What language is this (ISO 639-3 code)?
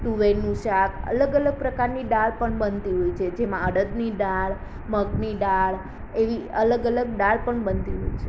guj